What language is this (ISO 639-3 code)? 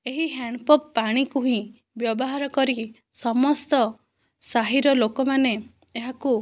ori